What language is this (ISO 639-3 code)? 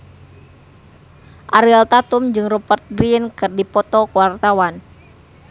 sun